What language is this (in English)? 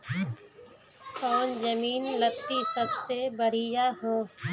Magahi